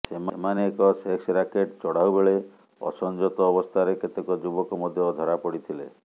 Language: Odia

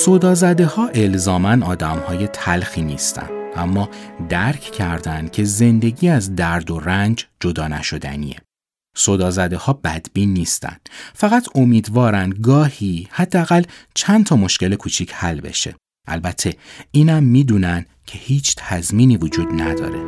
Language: Persian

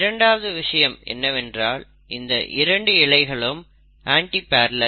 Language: Tamil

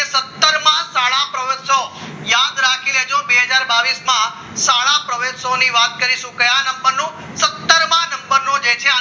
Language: Gujarati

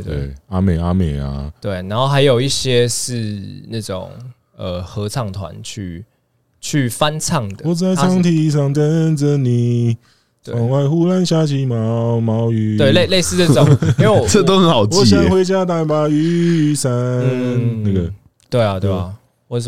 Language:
Chinese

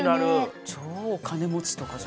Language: Japanese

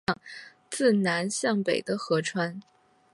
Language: Chinese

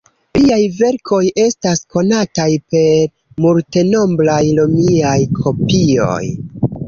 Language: Esperanto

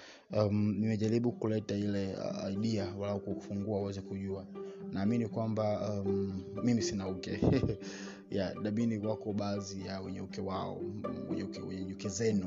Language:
Swahili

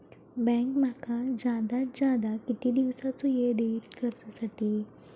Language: Marathi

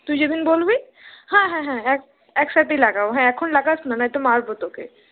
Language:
Bangla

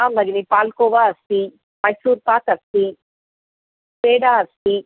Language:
Sanskrit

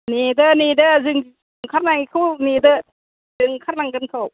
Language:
Bodo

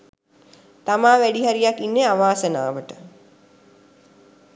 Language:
Sinhala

